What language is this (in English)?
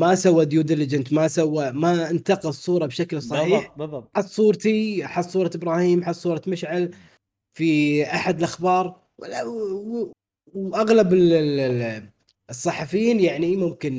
Arabic